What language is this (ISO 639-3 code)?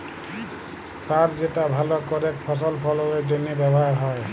ben